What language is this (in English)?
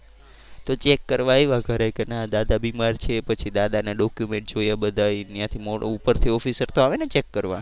Gujarati